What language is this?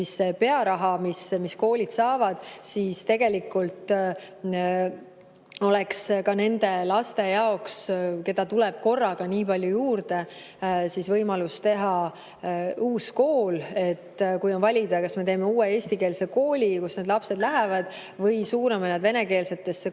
Estonian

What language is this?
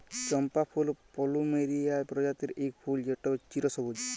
Bangla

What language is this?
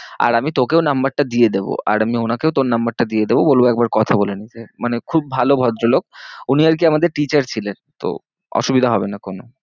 Bangla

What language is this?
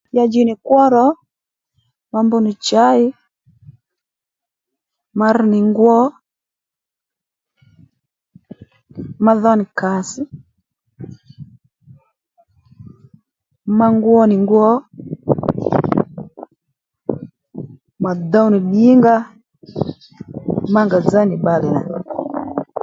Lendu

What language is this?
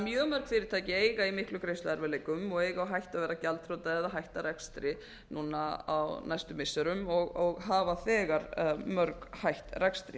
Icelandic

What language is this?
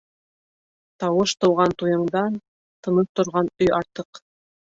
Bashkir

